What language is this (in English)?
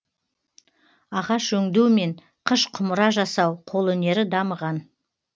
Kazakh